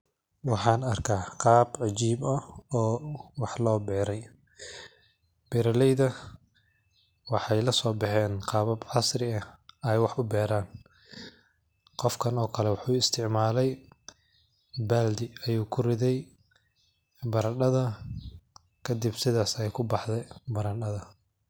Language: Somali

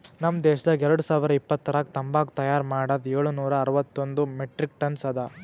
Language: Kannada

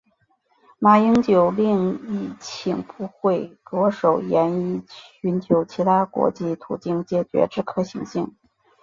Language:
Chinese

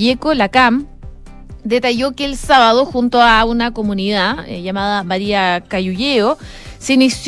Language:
Spanish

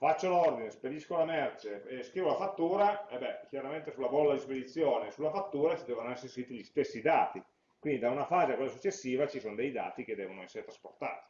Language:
Italian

